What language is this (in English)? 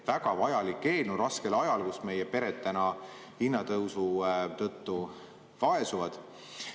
Estonian